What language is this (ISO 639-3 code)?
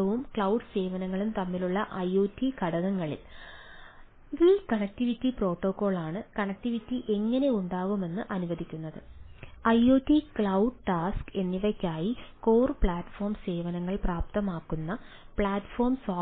mal